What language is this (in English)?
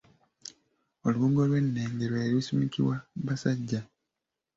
Ganda